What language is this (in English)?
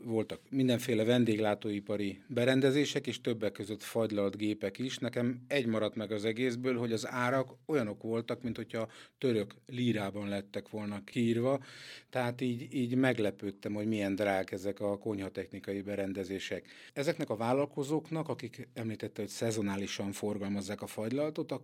Hungarian